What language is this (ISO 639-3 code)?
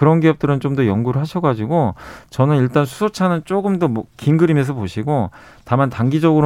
kor